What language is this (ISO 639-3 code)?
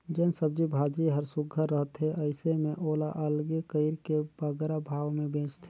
hne